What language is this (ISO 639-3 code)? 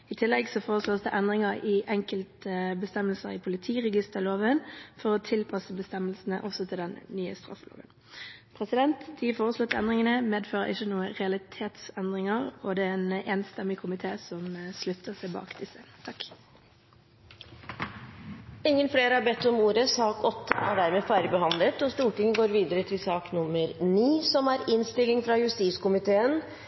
nor